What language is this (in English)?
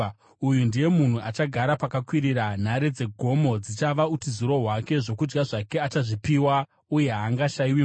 Shona